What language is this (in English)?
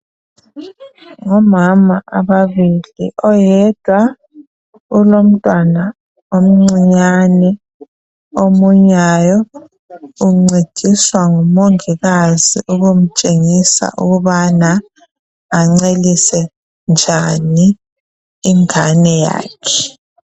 North Ndebele